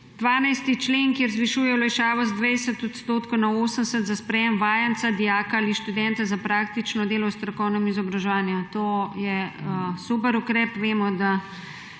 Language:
Slovenian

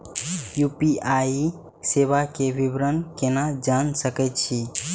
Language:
Maithili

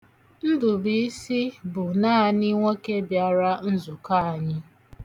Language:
Igbo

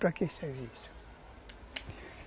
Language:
Portuguese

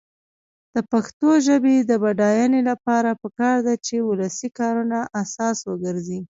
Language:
Pashto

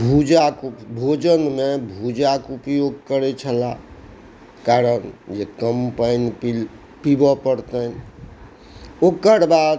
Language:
Maithili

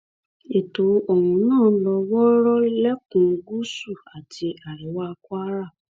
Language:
Yoruba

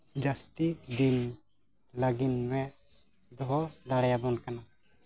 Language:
Santali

